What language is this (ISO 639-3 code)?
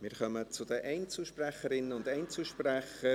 gsw